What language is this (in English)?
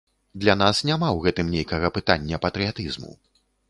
Belarusian